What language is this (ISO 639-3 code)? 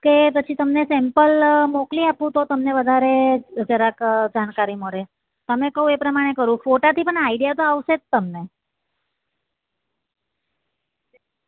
guj